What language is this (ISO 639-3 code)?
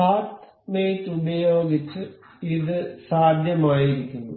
mal